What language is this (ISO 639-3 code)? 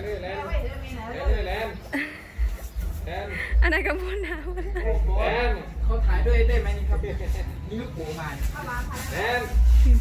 tha